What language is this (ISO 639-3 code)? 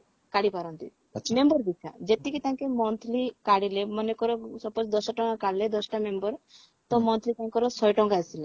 ori